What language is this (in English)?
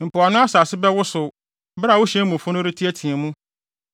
Akan